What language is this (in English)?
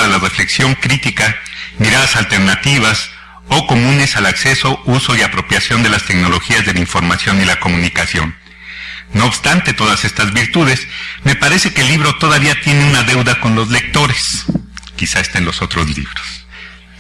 Spanish